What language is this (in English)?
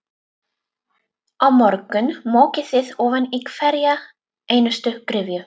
Icelandic